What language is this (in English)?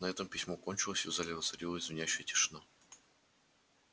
Russian